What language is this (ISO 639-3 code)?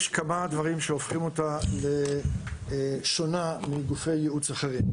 heb